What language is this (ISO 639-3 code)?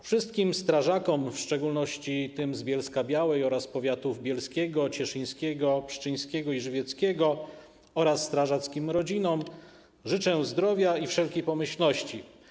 pol